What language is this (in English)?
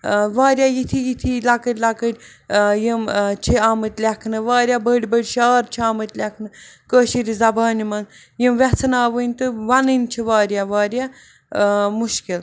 Kashmiri